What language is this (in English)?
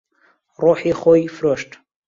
Central Kurdish